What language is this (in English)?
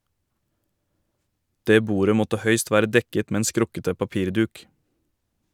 Norwegian